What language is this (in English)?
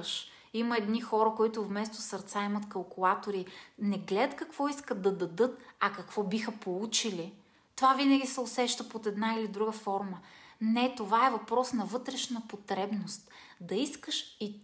Bulgarian